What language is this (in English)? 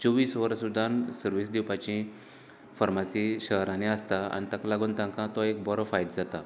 Konkani